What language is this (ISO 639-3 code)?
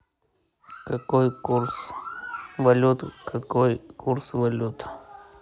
rus